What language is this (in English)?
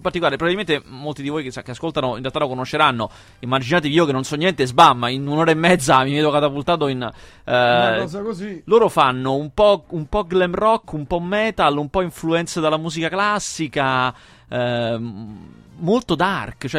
Italian